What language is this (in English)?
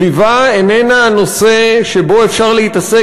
Hebrew